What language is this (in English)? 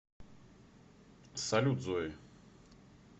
Russian